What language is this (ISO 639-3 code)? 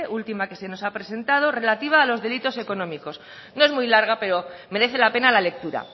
spa